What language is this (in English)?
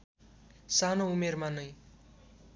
Nepali